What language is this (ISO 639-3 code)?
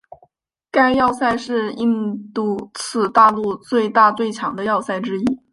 zho